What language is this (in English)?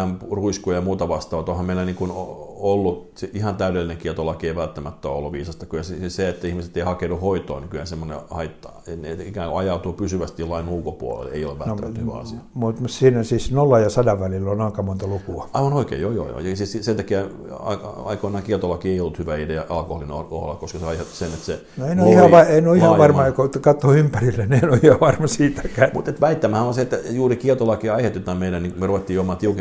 Finnish